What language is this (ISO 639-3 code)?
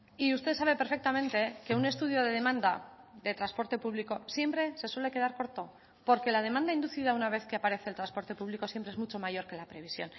spa